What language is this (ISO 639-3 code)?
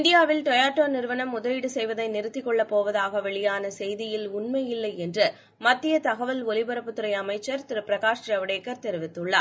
tam